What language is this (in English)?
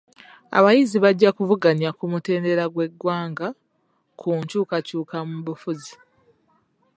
Ganda